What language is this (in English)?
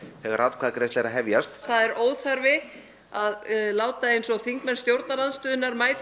Icelandic